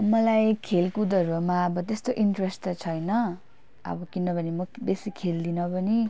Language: Nepali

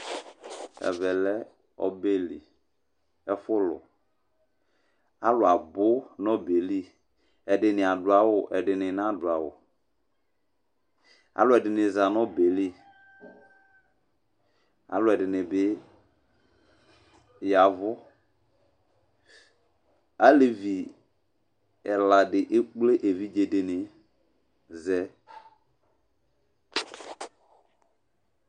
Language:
Ikposo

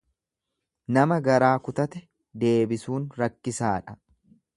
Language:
Oromo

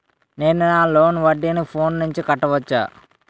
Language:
Telugu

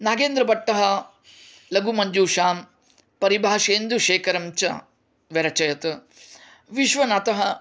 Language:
Sanskrit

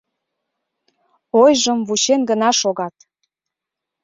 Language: Mari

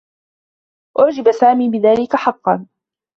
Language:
Arabic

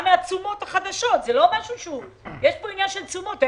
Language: Hebrew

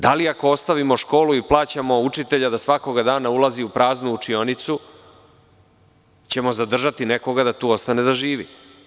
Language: Serbian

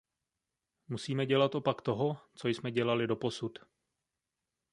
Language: Czech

